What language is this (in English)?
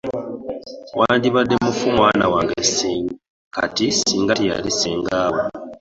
Ganda